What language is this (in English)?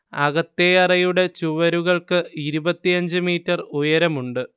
Malayalam